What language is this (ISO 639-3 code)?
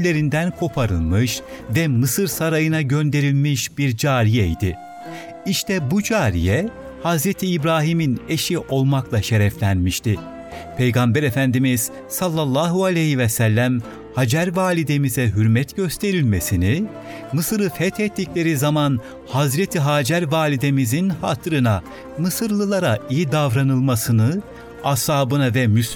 tur